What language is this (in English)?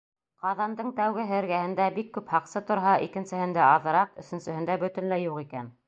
Bashkir